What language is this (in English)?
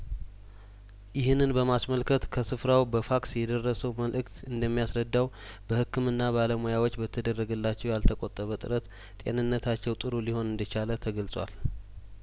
Amharic